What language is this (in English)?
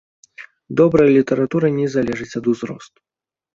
Belarusian